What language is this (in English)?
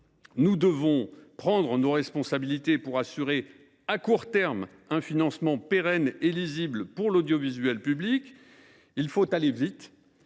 French